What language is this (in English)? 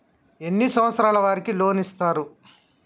Telugu